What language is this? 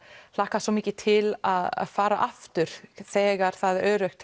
Icelandic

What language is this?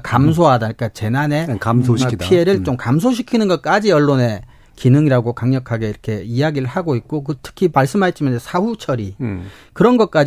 Korean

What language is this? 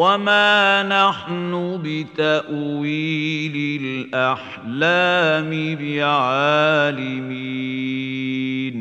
Arabic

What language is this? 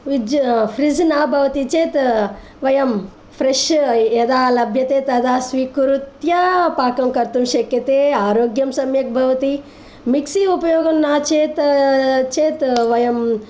Sanskrit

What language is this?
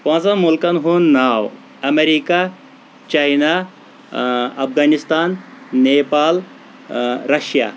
Kashmiri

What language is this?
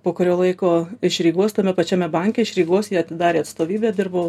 Lithuanian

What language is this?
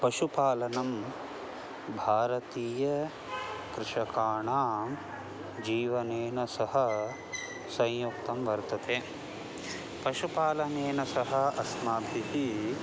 Sanskrit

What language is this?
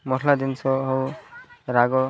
Odia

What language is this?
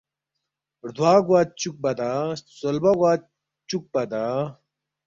Balti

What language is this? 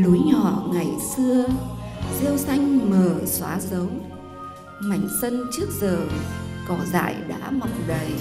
Vietnamese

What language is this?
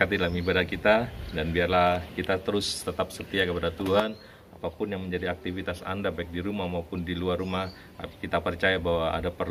Indonesian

